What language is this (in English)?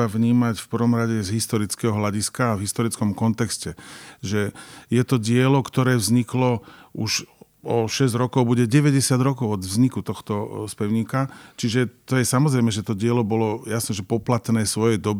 Slovak